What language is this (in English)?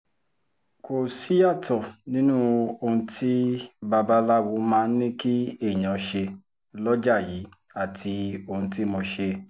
Yoruba